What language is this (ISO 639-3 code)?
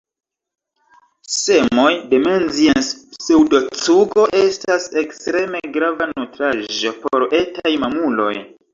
epo